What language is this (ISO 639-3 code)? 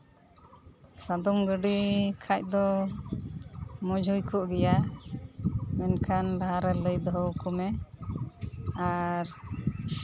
sat